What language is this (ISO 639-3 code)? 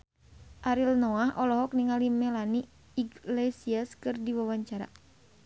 sun